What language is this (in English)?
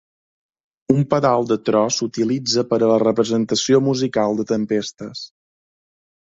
Catalan